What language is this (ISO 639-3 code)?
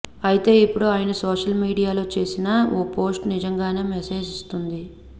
tel